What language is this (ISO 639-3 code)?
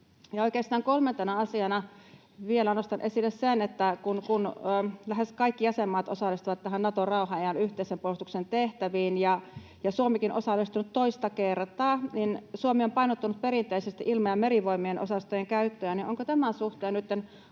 fin